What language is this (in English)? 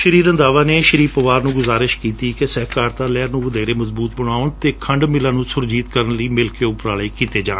Punjabi